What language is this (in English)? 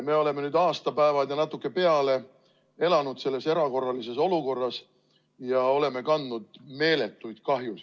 Estonian